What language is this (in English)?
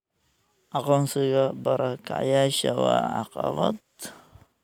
Somali